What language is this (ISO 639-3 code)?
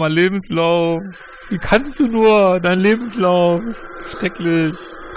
deu